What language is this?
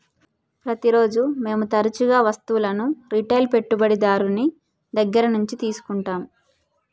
Telugu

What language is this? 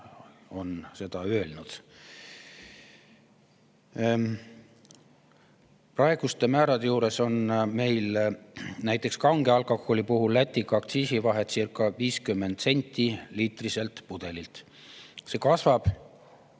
Estonian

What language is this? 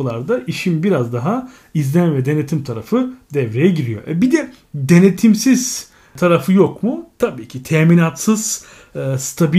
Turkish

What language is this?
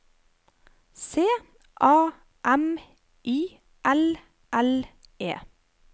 Norwegian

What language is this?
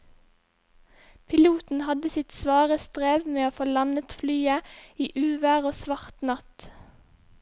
Norwegian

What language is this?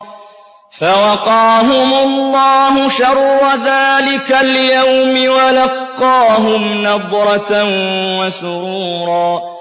Arabic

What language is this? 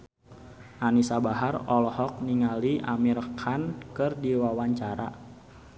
Sundanese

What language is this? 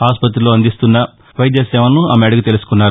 Telugu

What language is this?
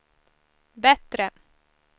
Swedish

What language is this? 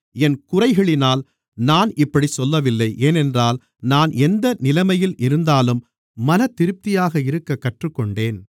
Tamil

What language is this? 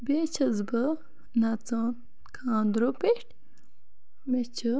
Kashmiri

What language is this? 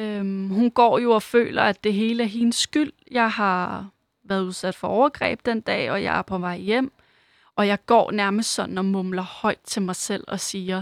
Danish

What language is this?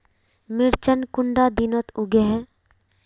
Magahi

